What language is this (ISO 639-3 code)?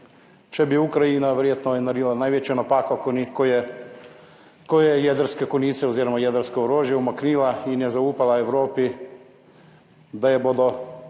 slv